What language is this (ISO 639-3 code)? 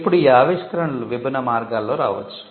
tel